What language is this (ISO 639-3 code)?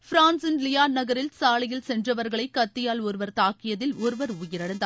tam